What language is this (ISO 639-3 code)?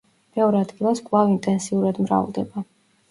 kat